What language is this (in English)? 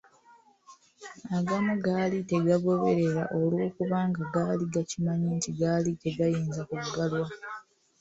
Ganda